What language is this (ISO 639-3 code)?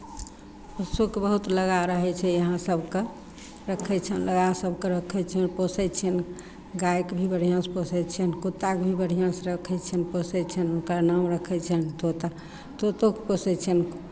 mai